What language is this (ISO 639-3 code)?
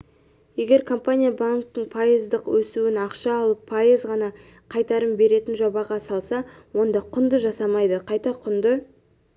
kaz